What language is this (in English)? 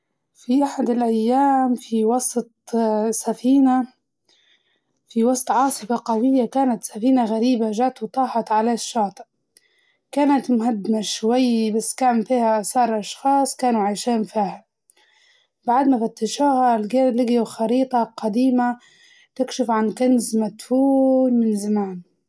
Libyan Arabic